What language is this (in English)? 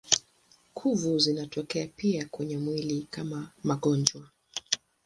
Swahili